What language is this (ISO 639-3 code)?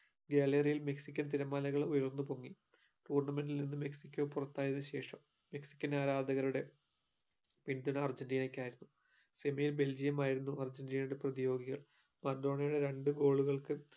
mal